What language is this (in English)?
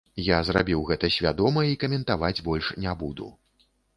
Belarusian